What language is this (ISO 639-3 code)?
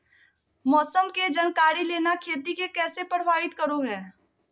mag